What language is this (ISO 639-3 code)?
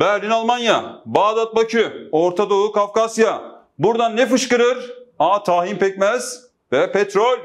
tur